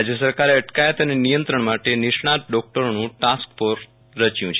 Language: Gujarati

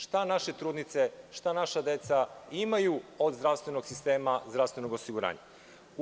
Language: Serbian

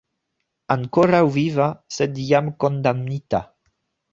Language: Esperanto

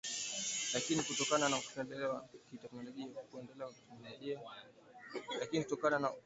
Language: Swahili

